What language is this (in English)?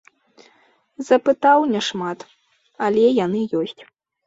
Belarusian